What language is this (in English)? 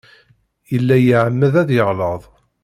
Kabyle